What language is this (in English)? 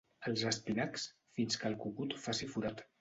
Catalan